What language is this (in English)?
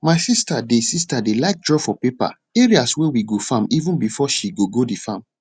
Nigerian Pidgin